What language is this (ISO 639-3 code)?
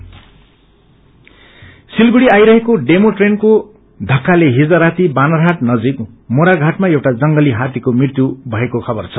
nep